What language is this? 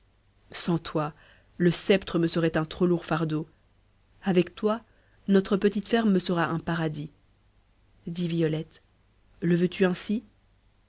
French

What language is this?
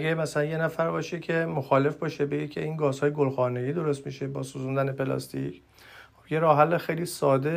Persian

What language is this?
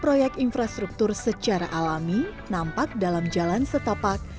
Indonesian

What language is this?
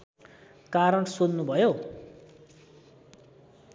Nepali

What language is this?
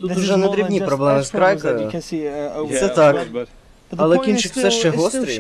Ukrainian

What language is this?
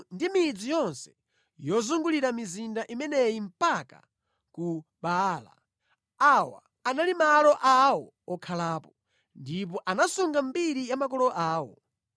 Nyanja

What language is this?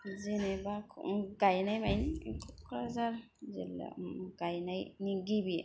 Bodo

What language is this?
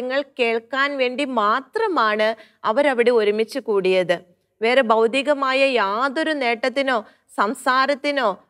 Malayalam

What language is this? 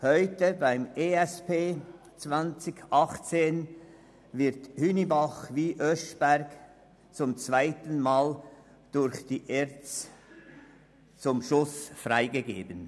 Swiss German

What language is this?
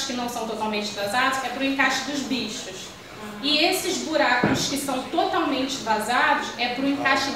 Portuguese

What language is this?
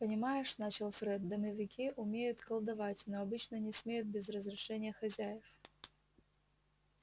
Russian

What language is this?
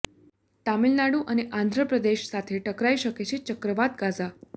Gujarati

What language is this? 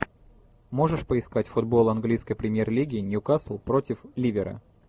Russian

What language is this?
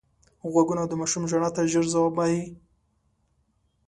Pashto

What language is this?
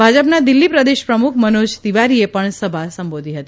Gujarati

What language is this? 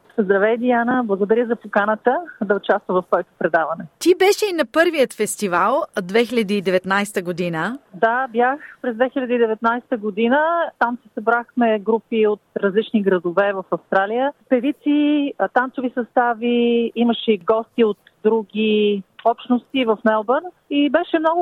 Bulgarian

